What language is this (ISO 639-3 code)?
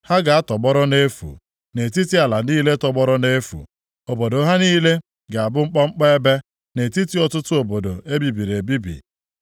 ibo